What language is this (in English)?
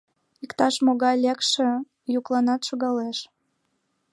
Mari